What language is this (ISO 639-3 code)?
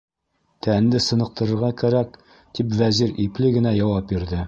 bak